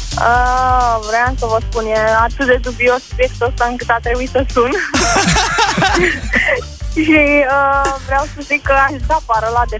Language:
Romanian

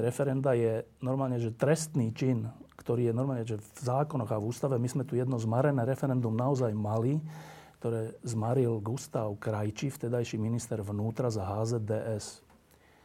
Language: Slovak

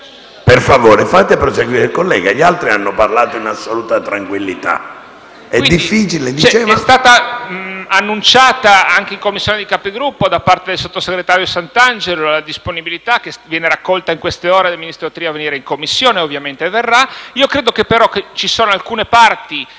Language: Italian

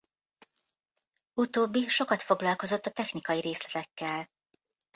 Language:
Hungarian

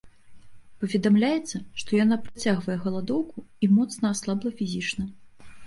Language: Belarusian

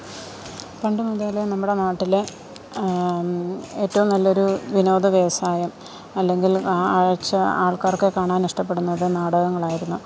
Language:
Malayalam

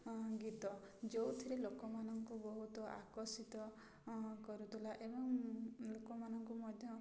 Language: Odia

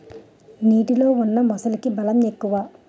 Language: Telugu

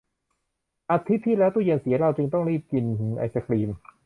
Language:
Thai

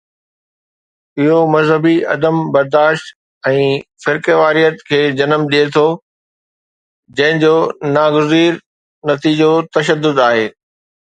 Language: Sindhi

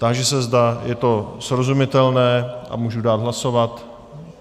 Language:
Czech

